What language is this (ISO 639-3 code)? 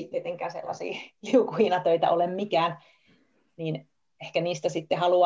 fin